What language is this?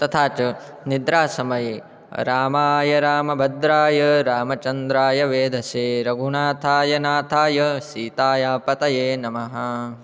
Sanskrit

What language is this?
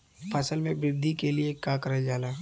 Bhojpuri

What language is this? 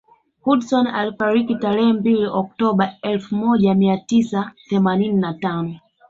Swahili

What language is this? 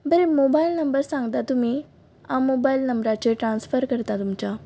Konkani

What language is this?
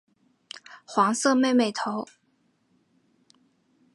Chinese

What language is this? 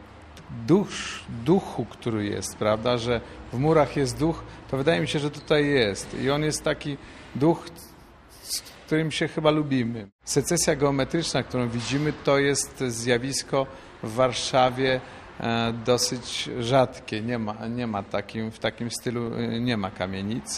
Polish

